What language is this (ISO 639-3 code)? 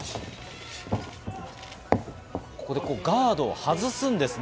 jpn